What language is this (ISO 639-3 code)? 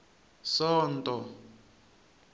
tso